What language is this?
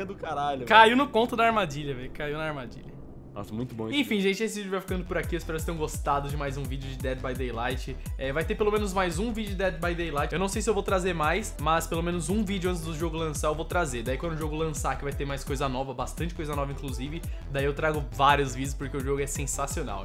Portuguese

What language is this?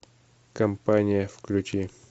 Russian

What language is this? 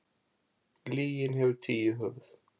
Icelandic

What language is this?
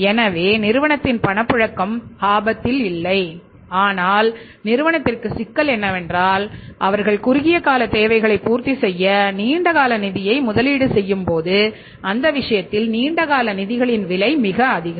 Tamil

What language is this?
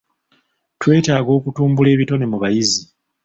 Ganda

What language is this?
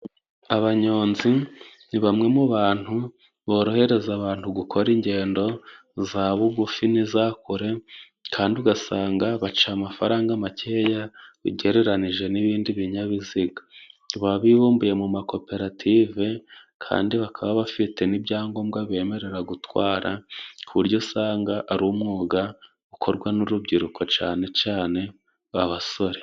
Kinyarwanda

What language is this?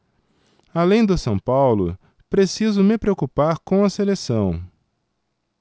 Portuguese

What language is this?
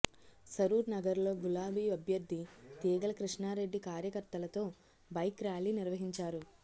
Telugu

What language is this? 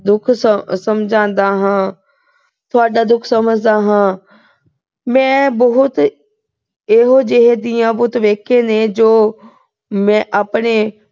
Punjabi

